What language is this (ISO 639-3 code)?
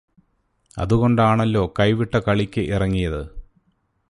mal